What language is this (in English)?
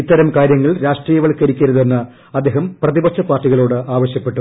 Malayalam